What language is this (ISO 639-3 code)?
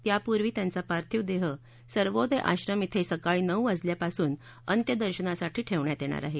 mar